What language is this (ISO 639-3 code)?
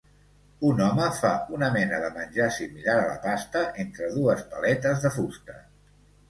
cat